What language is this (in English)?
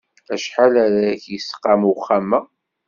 Kabyle